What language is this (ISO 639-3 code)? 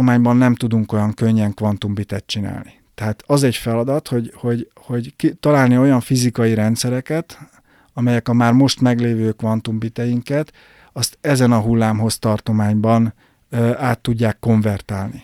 hun